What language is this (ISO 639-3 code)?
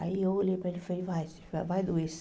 por